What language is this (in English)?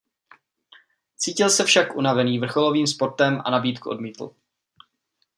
Czech